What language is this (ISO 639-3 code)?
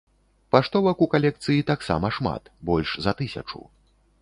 bel